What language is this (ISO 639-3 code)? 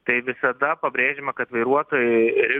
lit